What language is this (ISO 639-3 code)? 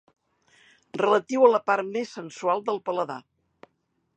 cat